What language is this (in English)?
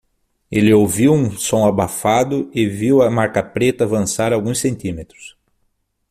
Portuguese